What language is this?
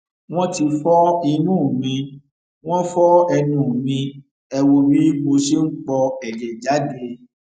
Yoruba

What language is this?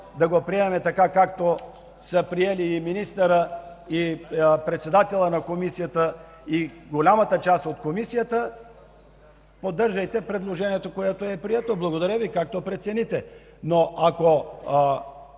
Bulgarian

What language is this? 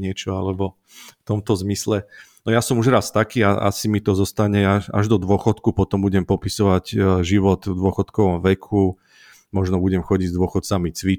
Slovak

